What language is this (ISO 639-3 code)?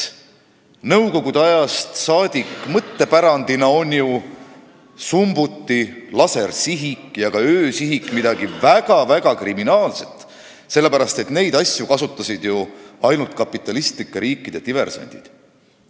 est